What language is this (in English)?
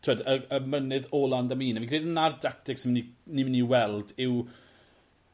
Welsh